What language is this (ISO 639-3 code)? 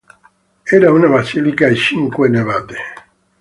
ita